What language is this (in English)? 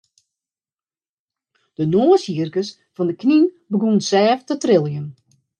Western Frisian